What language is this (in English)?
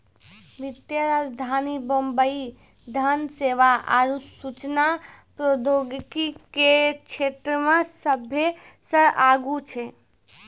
Maithili